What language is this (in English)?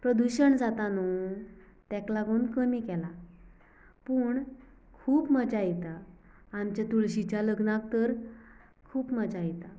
Konkani